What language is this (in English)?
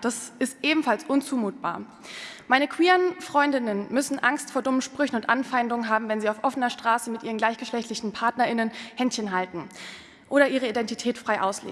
German